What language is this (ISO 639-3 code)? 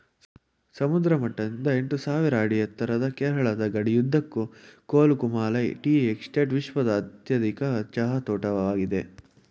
kan